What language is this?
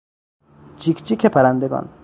Persian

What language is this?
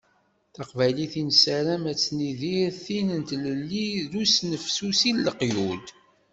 Kabyle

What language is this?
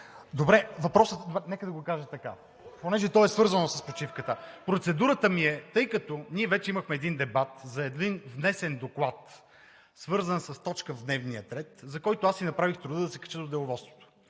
Bulgarian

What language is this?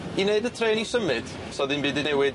Welsh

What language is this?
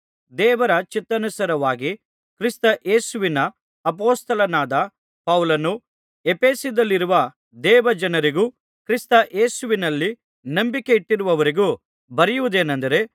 Kannada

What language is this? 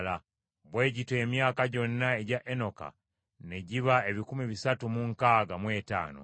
Ganda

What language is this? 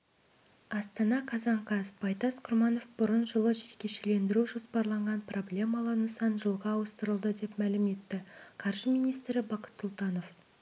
Kazakh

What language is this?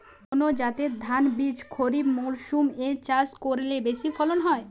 Bangla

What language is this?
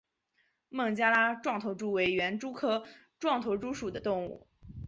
Chinese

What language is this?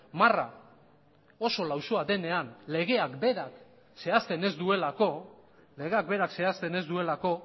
Basque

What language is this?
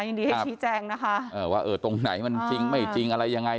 Thai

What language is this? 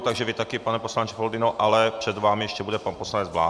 Czech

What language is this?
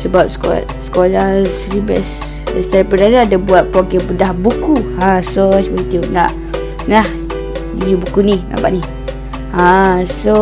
Malay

